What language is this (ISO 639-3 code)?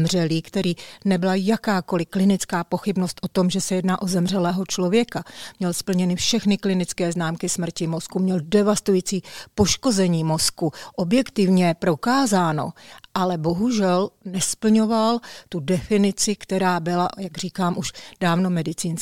ces